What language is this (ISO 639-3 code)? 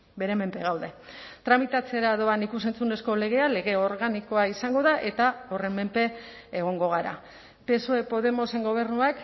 eus